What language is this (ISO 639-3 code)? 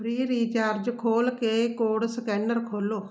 pan